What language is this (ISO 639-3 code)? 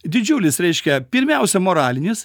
lit